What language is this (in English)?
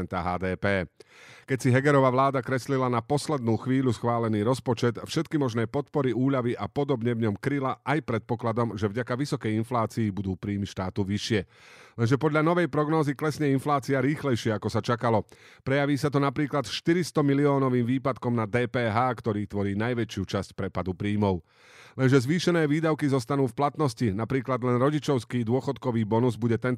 Slovak